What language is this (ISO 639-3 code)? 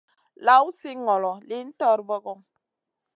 mcn